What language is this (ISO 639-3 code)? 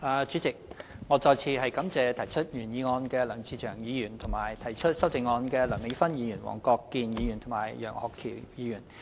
yue